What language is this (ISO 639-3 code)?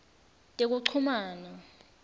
ssw